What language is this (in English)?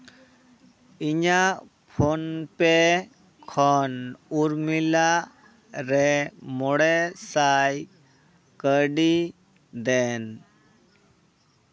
Santali